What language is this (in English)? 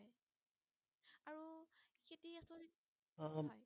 Assamese